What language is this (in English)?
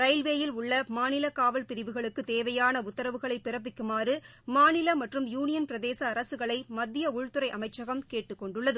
Tamil